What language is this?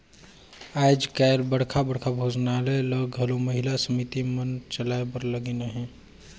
Chhattisgarhi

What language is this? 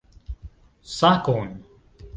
Esperanto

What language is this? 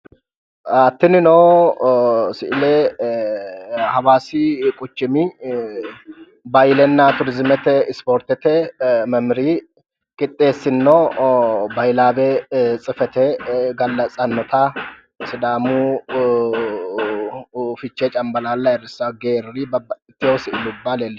Sidamo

